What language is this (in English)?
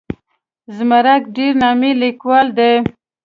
Pashto